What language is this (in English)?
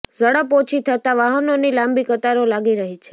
Gujarati